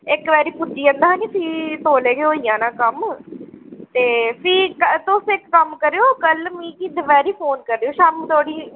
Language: Dogri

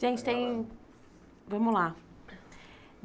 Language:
Portuguese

